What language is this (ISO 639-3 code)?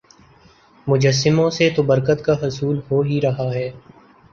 urd